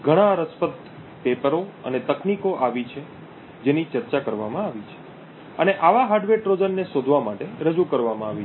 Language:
Gujarati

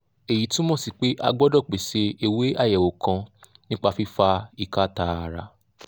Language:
Yoruba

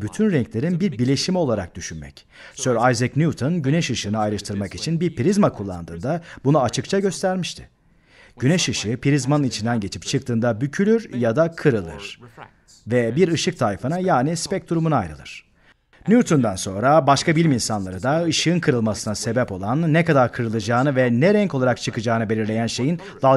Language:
Turkish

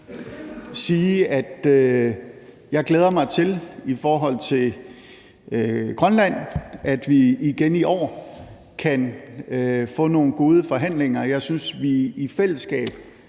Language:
Danish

